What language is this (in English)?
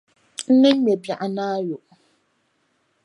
Dagbani